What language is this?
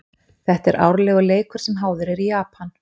Icelandic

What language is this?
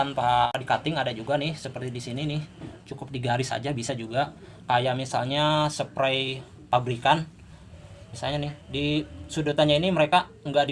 Indonesian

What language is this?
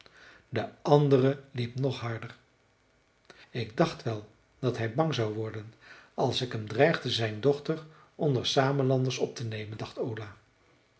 Dutch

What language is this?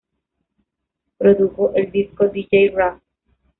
Spanish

